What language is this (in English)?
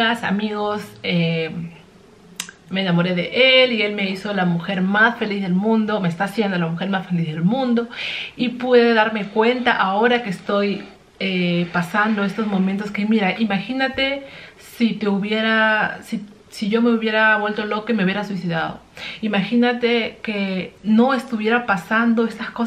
Spanish